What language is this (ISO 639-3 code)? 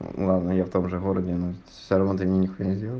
rus